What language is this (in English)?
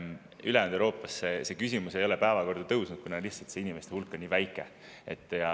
Estonian